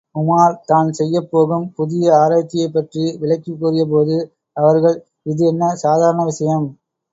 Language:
Tamil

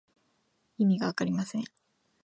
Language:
Japanese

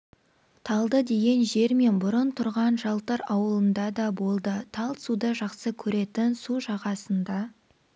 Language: Kazakh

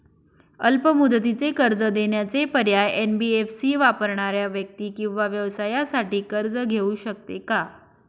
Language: Marathi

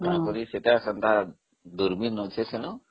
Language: Odia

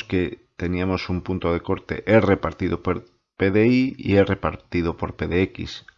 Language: Spanish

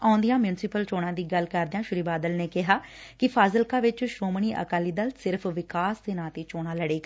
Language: Punjabi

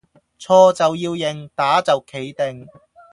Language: Cantonese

